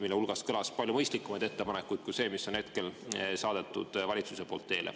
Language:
Estonian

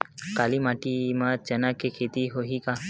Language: Chhattisgarhi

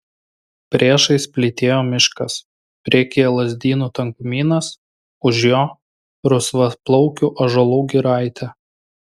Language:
Lithuanian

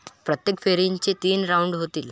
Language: Marathi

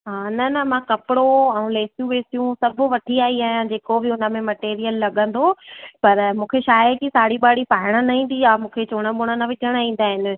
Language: Sindhi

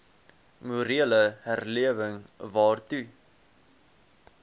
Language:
Afrikaans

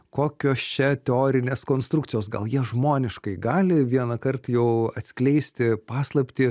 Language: Lithuanian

